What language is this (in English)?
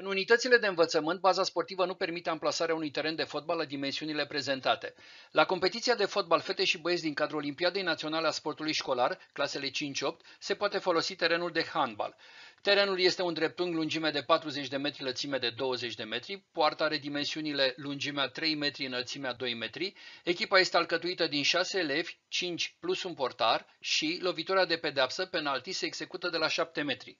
Romanian